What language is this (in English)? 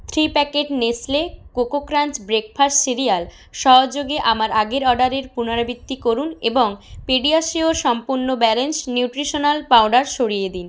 Bangla